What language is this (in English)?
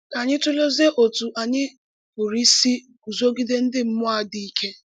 Igbo